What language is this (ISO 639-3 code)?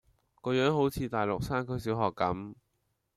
yue